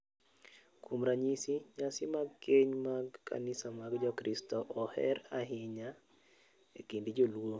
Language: Luo (Kenya and Tanzania)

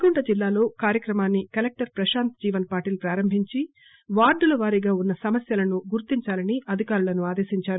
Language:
Telugu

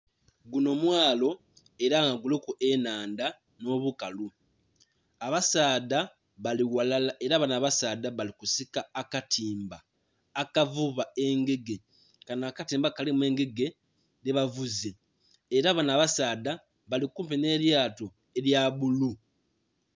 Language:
Soga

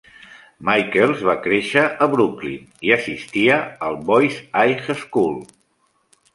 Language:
Catalan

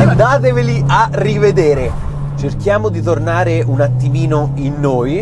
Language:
Italian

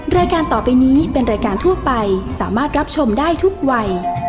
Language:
Thai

